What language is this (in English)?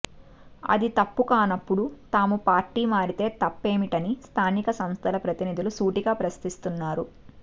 Telugu